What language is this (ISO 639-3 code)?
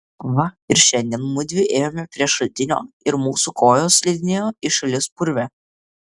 lit